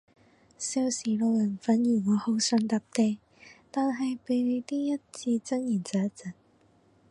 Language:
Cantonese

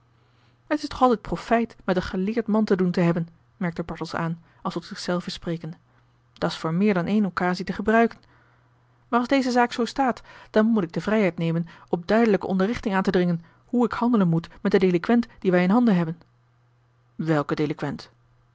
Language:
Dutch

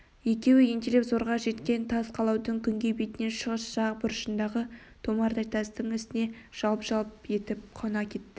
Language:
Kazakh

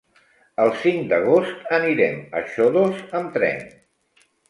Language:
Catalan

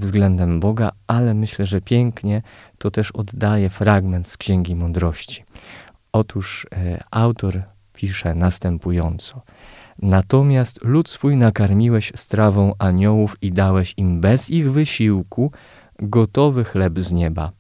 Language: Polish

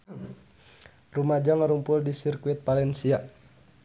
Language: Sundanese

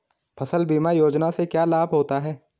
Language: Hindi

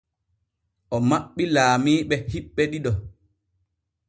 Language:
Borgu Fulfulde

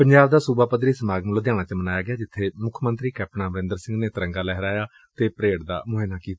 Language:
Punjabi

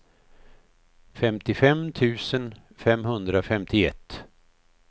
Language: Swedish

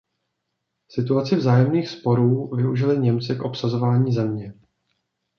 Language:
Czech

